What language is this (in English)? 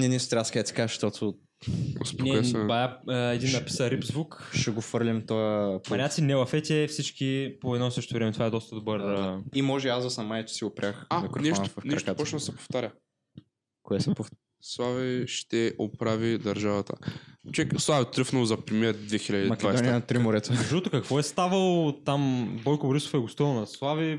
Bulgarian